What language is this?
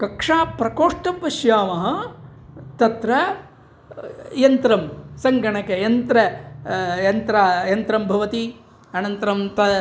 Sanskrit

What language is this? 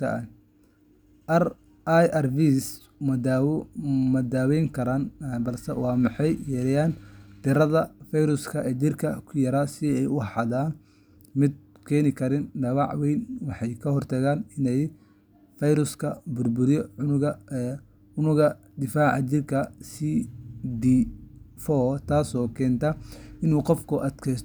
Somali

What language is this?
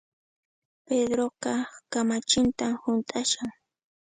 Puno Quechua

